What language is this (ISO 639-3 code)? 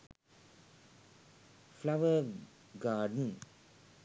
sin